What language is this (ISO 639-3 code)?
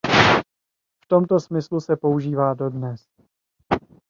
ces